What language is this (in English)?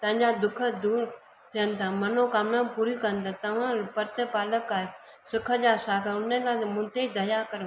Sindhi